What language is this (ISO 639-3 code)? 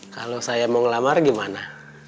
ind